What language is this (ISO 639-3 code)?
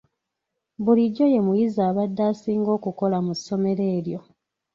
lug